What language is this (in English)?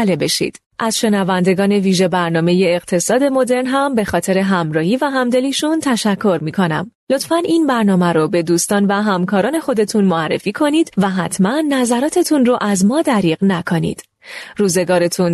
Persian